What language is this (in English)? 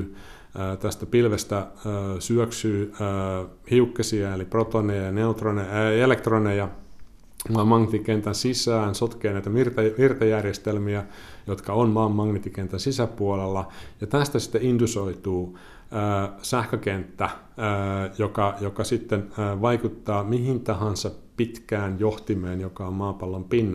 Finnish